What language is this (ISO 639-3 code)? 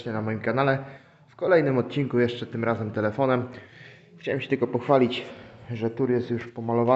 pol